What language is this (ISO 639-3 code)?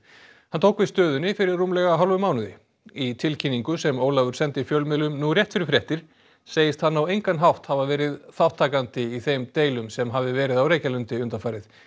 isl